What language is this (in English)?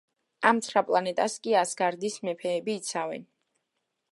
Georgian